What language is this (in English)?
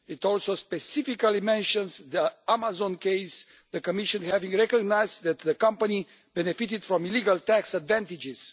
English